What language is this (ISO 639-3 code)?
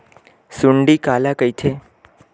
hne